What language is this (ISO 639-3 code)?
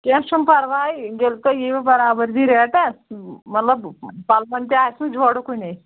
kas